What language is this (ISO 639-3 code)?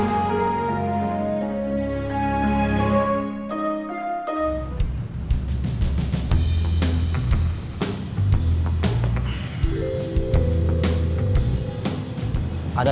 ind